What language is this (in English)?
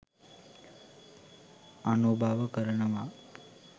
Sinhala